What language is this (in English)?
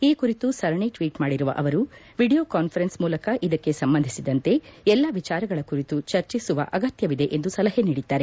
Kannada